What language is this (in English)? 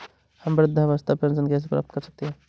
Hindi